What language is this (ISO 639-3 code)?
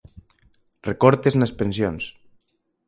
glg